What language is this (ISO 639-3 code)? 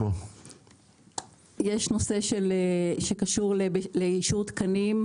heb